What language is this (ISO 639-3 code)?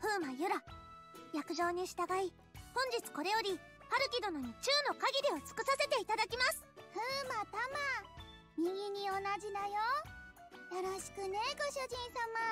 jpn